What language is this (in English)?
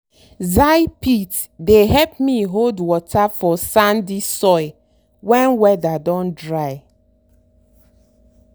Nigerian Pidgin